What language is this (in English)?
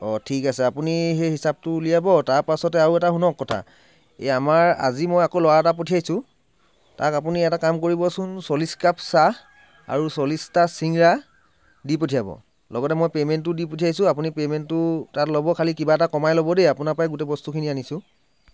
Assamese